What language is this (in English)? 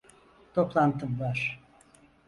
Turkish